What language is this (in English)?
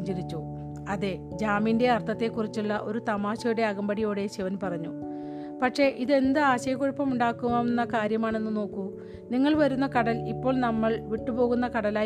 Malayalam